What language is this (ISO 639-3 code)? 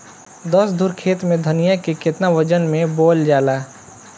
bho